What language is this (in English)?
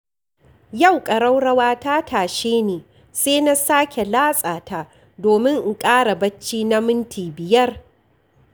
Hausa